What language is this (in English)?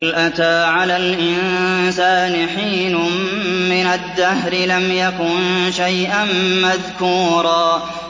Arabic